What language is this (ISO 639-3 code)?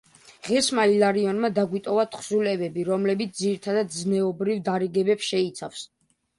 kat